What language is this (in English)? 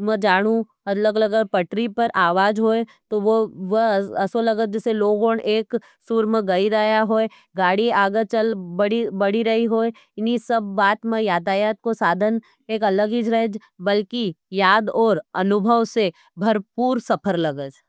Nimadi